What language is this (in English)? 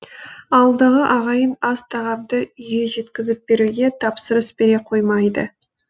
Kazakh